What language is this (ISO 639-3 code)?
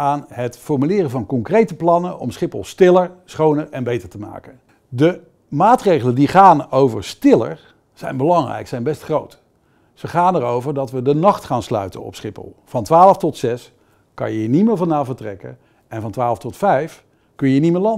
nld